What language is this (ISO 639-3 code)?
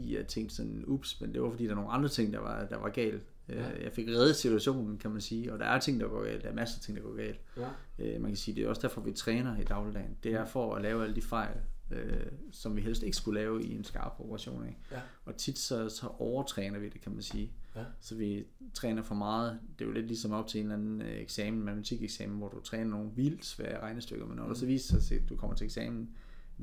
dan